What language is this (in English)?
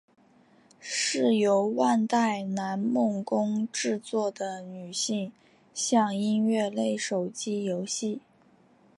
Chinese